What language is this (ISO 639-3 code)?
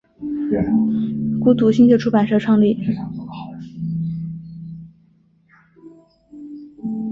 zho